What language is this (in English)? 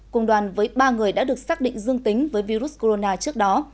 Vietnamese